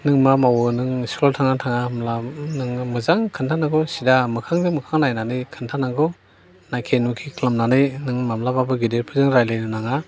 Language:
Bodo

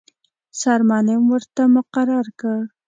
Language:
Pashto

